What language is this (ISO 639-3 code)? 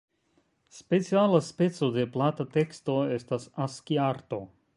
epo